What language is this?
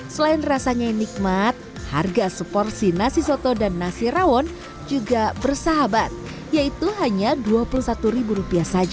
Indonesian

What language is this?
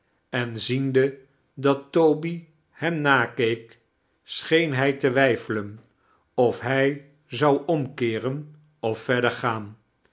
Dutch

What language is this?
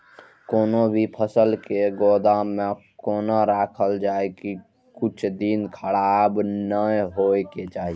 Maithili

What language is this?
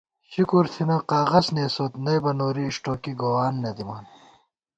Gawar-Bati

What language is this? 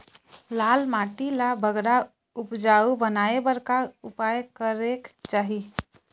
Chhattisgarhi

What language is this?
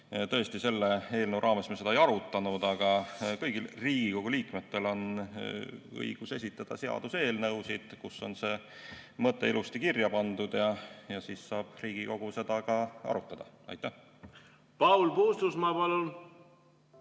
Estonian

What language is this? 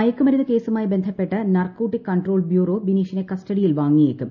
Malayalam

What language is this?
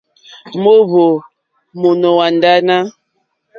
Mokpwe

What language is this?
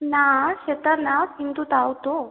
Bangla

